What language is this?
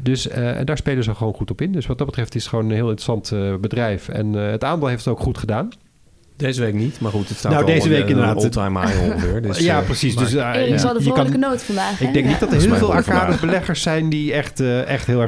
Dutch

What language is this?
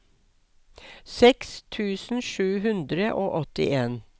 Norwegian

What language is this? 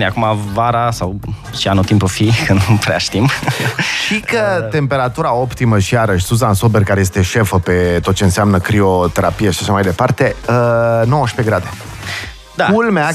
Romanian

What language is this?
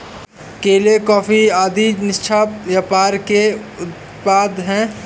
Hindi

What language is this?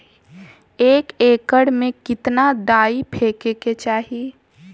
Bhojpuri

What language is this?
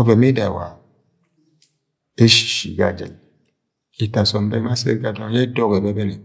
Agwagwune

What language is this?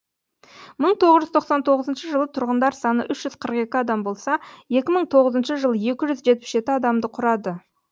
Kazakh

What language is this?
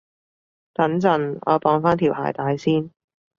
Cantonese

